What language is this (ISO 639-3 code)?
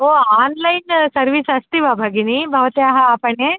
san